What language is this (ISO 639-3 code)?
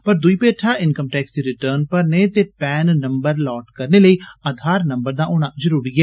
doi